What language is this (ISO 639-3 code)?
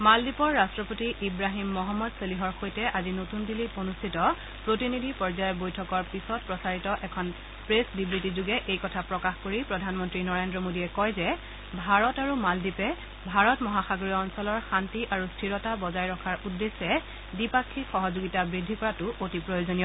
asm